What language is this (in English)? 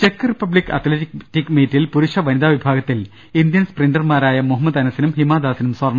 Malayalam